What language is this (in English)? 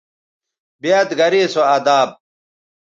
Bateri